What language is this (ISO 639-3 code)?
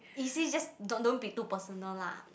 eng